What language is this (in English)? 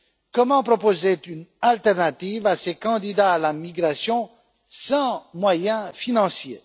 French